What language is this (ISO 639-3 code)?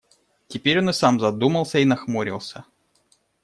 rus